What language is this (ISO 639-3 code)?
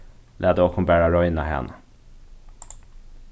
fao